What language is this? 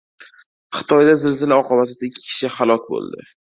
Uzbek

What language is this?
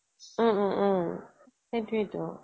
Assamese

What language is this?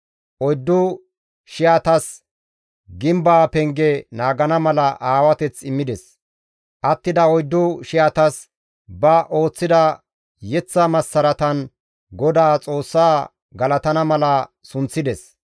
Gamo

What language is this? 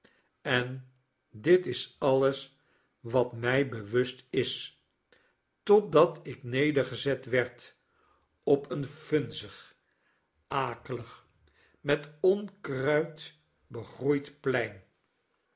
Dutch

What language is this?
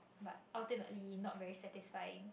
English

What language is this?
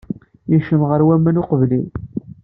Kabyle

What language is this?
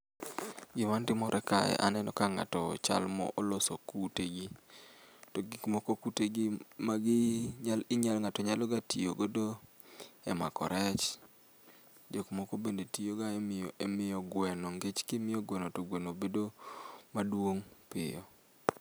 Luo (Kenya and Tanzania)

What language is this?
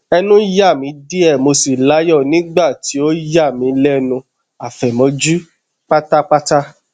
Yoruba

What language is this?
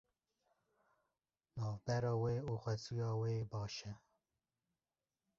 Kurdish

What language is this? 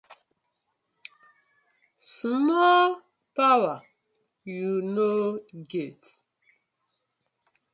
Nigerian Pidgin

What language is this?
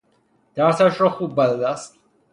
Persian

